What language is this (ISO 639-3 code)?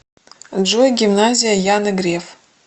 rus